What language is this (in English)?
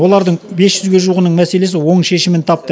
Kazakh